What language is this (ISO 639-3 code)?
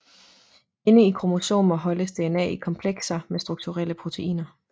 dan